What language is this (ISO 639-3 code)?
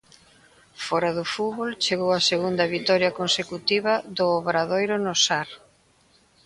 glg